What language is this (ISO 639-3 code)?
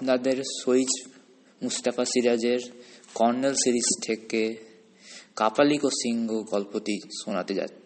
ben